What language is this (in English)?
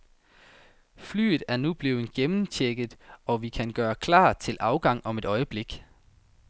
Danish